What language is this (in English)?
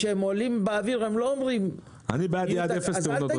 Hebrew